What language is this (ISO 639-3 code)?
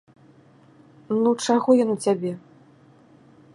bel